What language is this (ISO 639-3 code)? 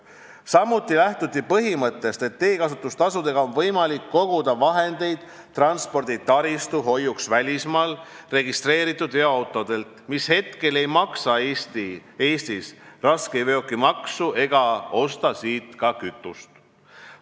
est